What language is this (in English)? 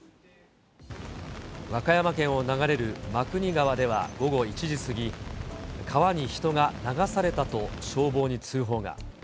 Japanese